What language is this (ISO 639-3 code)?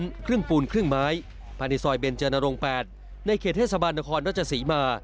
tha